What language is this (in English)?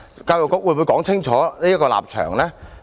Cantonese